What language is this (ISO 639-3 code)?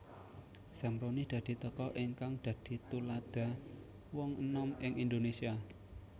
jav